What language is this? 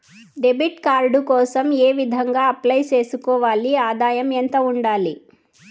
Telugu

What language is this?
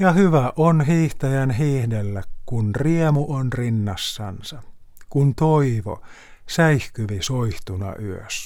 Finnish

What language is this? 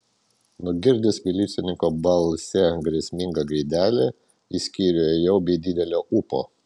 Lithuanian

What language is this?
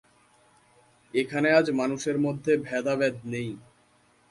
Bangla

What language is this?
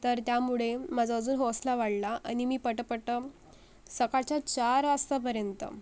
Marathi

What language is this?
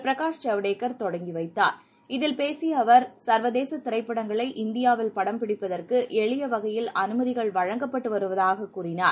Tamil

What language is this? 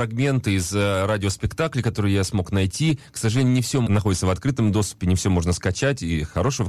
Russian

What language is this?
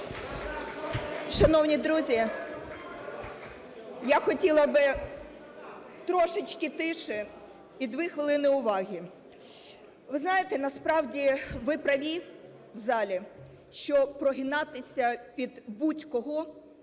Ukrainian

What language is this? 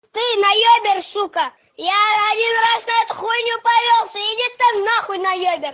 Russian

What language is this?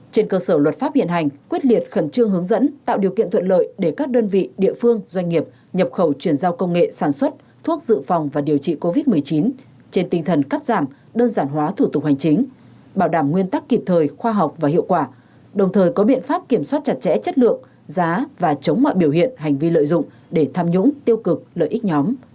Vietnamese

